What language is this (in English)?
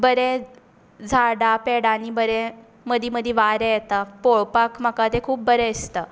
Konkani